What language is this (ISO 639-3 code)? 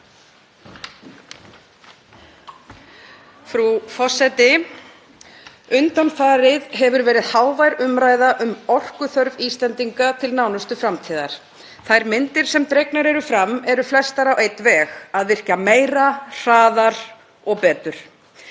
isl